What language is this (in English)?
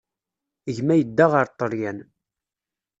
Kabyle